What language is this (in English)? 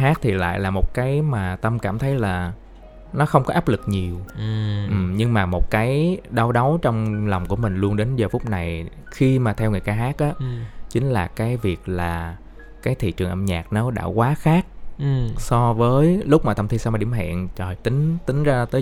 Vietnamese